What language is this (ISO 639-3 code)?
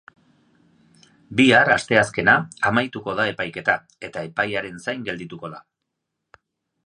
eus